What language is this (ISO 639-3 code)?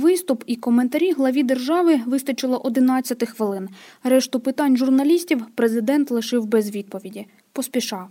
ukr